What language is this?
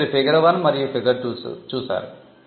Telugu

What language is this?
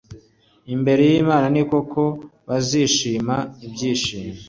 Kinyarwanda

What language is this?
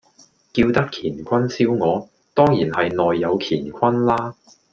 Cantonese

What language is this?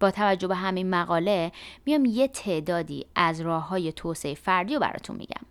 Persian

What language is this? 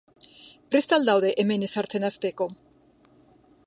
Basque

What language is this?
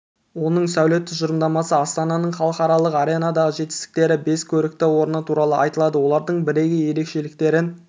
Kazakh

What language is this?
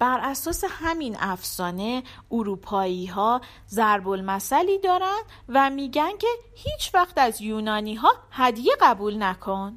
Persian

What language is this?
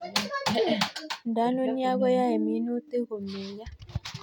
Kalenjin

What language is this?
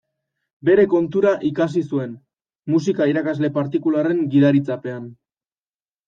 Basque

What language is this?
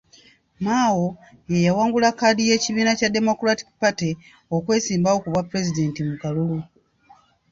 Ganda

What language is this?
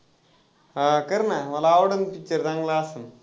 Marathi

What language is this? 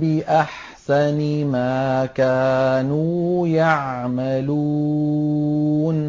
Arabic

